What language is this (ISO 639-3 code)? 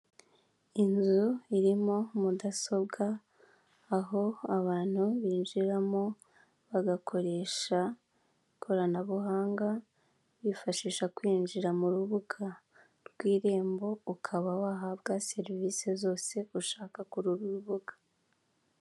kin